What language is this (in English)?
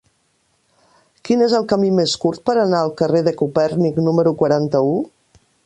Catalan